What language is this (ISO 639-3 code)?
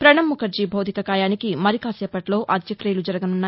tel